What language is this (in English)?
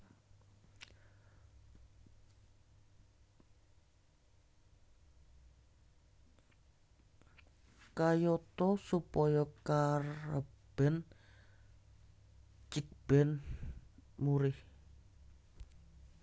Javanese